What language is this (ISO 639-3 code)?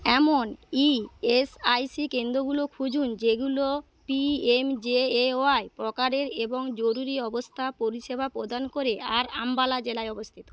ben